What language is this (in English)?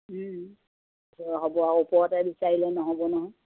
Assamese